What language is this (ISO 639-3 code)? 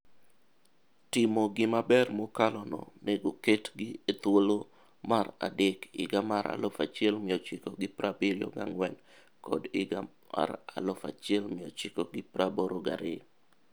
luo